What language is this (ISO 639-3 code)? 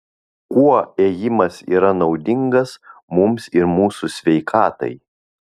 lit